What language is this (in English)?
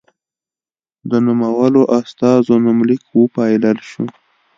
Pashto